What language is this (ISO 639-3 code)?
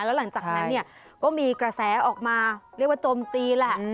tha